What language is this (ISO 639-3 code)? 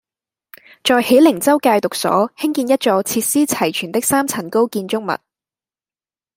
yue